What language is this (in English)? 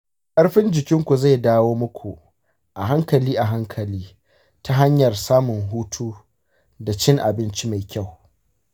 Hausa